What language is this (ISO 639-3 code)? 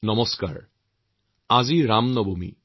asm